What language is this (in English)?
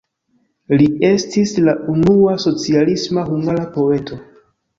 Esperanto